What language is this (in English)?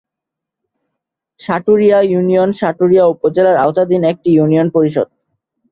Bangla